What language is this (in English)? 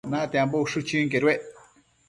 Matsés